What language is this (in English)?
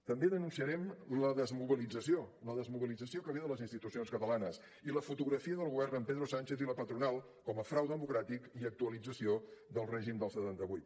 Catalan